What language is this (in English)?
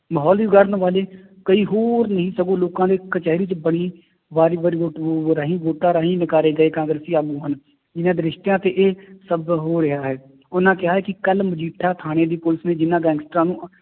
Punjabi